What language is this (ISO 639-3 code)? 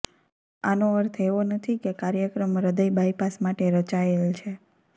guj